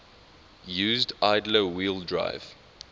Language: English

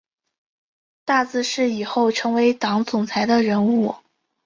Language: Chinese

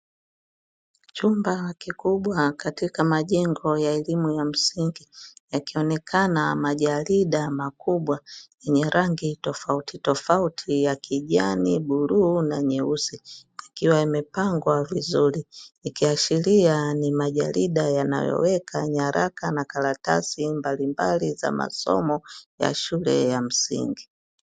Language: Swahili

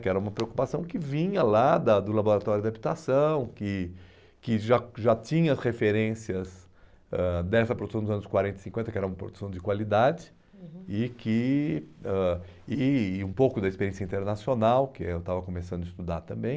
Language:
Portuguese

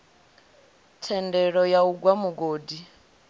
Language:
Venda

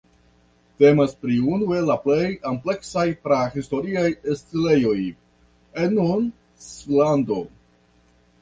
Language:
Esperanto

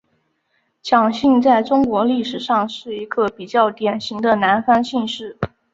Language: Chinese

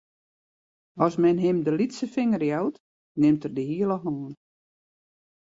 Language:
Western Frisian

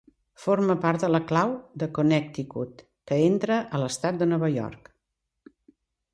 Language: Catalan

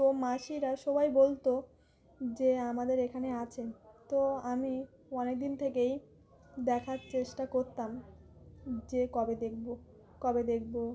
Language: Bangla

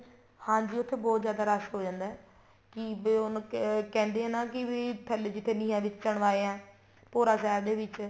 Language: Punjabi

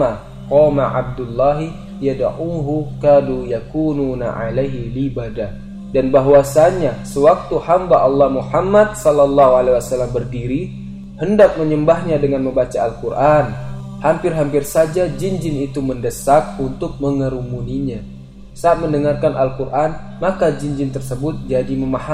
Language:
Indonesian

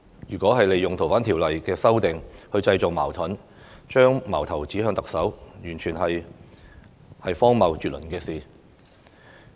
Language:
Cantonese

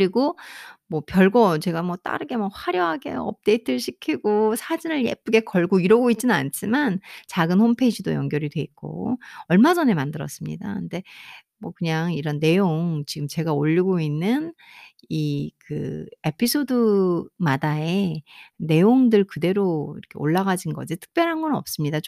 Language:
Korean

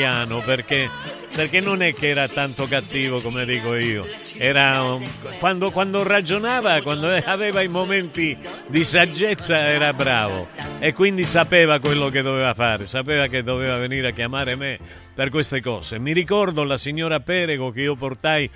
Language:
Italian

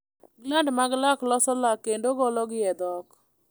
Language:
Luo (Kenya and Tanzania)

